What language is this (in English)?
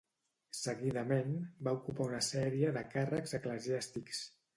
Catalan